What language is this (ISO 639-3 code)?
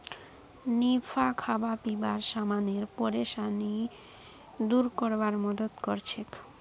mag